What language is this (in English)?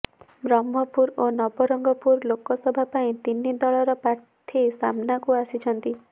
Odia